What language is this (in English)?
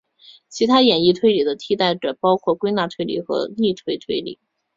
Chinese